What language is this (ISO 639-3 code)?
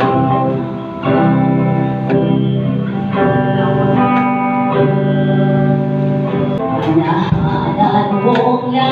tha